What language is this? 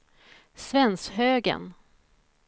Swedish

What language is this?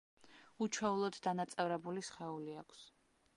Georgian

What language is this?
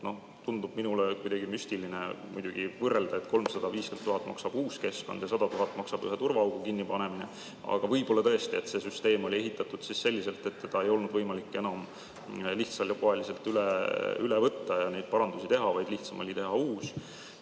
Estonian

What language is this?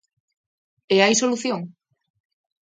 Galician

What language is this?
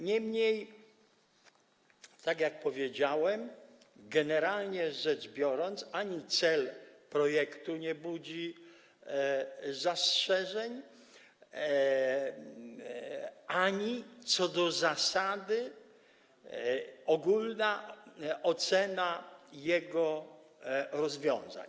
Polish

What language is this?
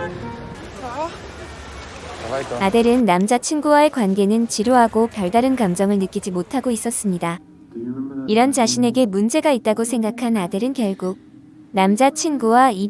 Korean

